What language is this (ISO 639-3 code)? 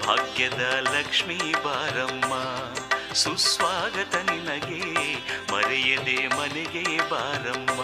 kan